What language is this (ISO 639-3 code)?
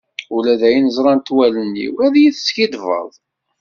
kab